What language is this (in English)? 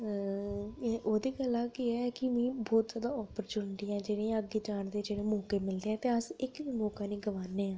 Dogri